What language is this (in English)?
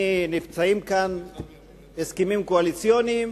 Hebrew